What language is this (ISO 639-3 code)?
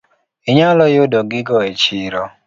luo